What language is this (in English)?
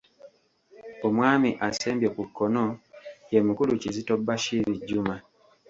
Ganda